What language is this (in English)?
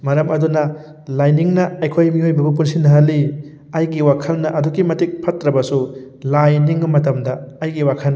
Manipuri